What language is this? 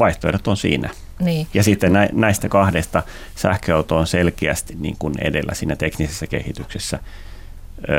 Finnish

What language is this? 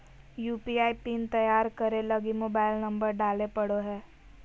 Magahi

